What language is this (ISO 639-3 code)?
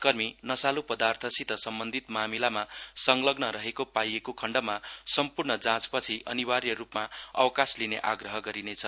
nep